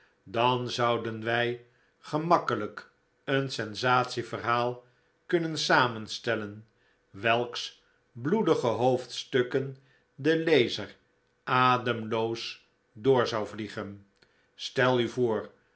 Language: Dutch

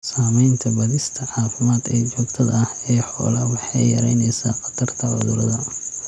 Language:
Somali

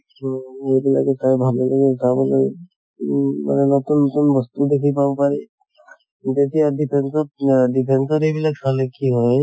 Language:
Assamese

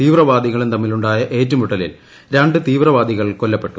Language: Malayalam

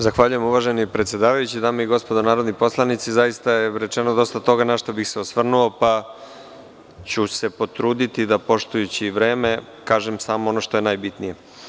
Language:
Serbian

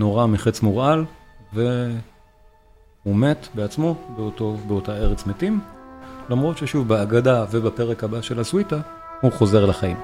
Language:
Hebrew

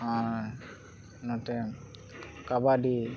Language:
Santali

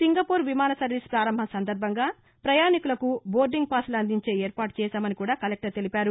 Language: Telugu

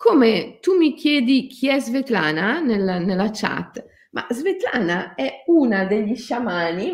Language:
Italian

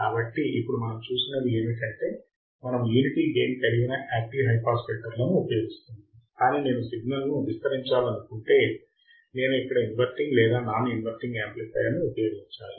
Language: Telugu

